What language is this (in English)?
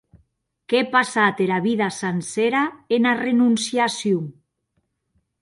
Occitan